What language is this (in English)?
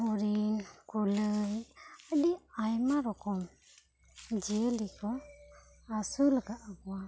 Santali